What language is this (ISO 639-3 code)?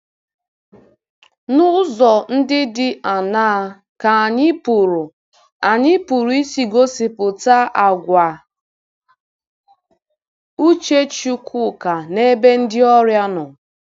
ibo